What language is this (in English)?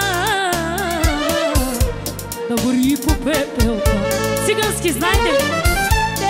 Romanian